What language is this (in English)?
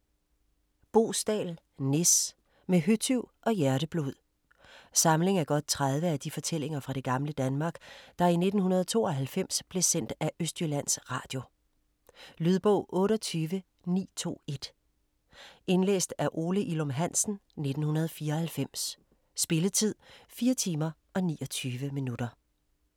Danish